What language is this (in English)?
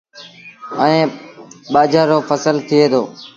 Sindhi Bhil